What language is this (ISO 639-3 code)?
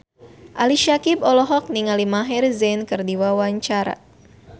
sun